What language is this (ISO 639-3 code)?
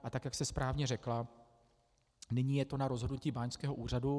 ces